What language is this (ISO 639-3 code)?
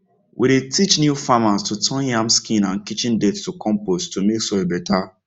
pcm